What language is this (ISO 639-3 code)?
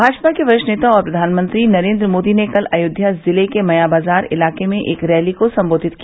hin